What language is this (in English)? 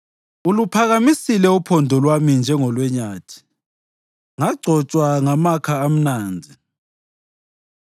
North Ndebele